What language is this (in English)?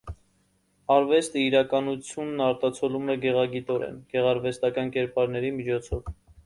Armenian